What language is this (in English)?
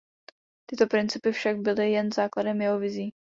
Czech